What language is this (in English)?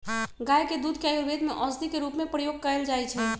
Magahi